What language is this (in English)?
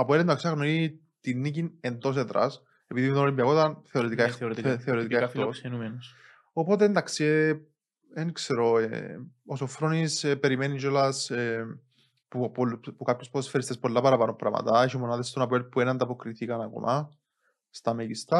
Greek